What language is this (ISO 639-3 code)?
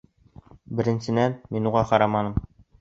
bak